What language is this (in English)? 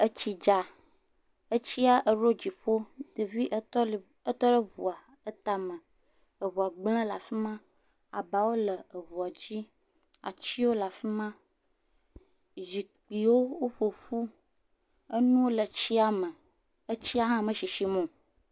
Ewe